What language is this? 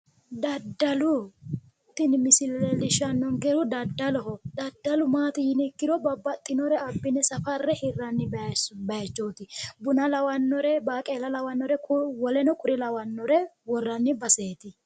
Sidamo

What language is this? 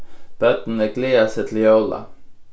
Faroese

